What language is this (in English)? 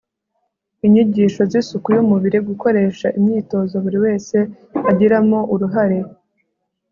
Kinyarwanda